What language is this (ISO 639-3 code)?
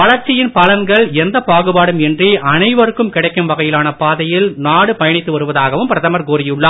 tam